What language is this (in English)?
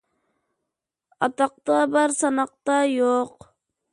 Uyghur